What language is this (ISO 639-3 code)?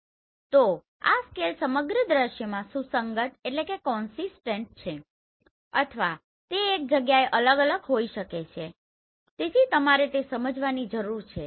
guj